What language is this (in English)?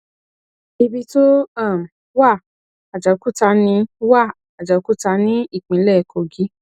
Yoruba